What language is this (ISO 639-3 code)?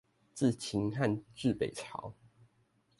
zho